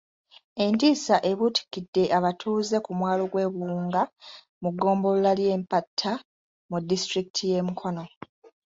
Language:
Ganda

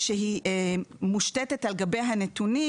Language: Hebrew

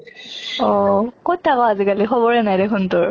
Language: Assamese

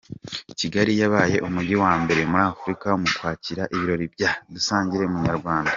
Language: Kinyarwanda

